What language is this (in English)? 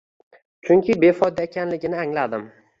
Uzbek